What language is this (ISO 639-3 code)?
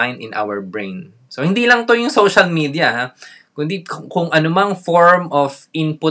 fil